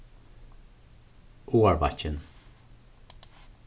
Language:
Faroese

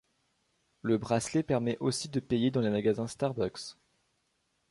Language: French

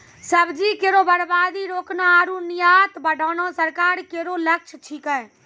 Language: Maithili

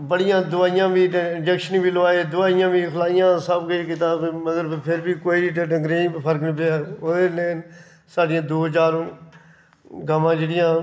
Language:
Dogri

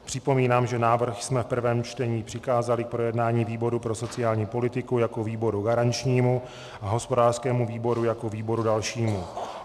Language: Czech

